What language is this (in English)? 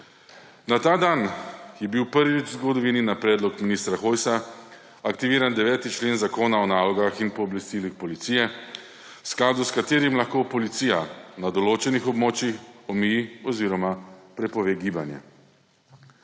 Slovenian